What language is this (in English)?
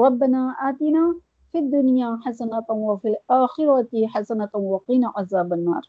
Urdu